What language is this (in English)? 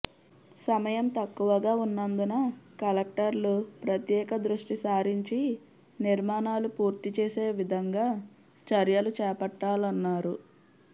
Telugu